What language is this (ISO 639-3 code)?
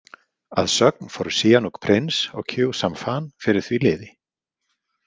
isl